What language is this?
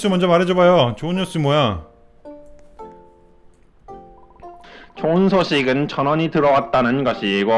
Korean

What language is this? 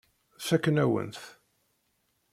Kabyle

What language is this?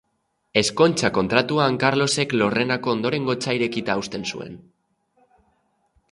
Basque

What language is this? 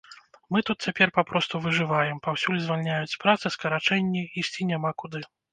Belarusian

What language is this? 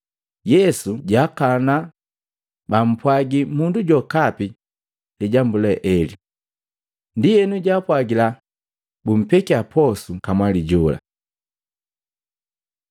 Matengo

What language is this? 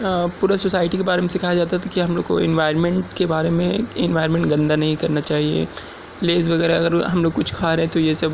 Urdu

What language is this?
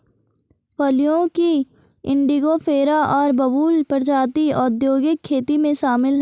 Hindi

